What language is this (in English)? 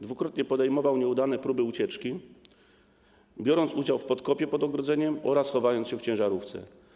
Polish